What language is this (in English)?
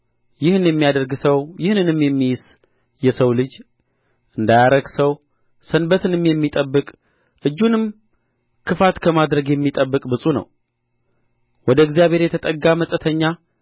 Amharic